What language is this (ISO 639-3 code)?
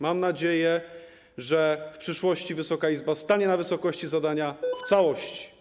pol